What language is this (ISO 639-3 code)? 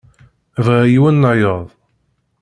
kab